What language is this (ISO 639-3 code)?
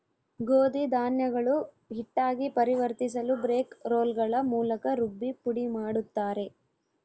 kan